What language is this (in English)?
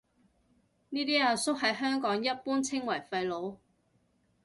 Cantonese